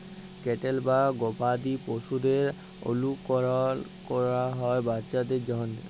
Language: Bangla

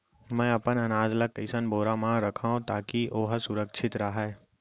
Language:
Chhattisgarhi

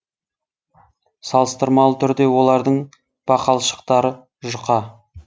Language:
Kazakh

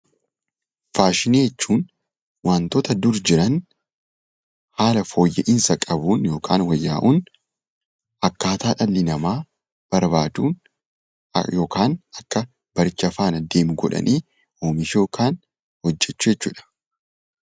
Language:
Oromo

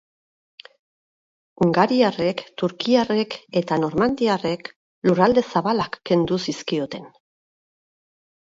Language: Basque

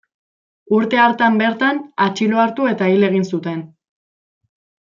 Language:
Basque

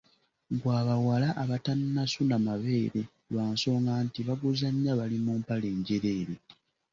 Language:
Ganda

